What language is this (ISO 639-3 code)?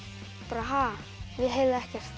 isl